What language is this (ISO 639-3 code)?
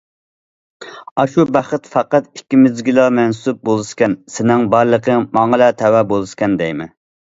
uig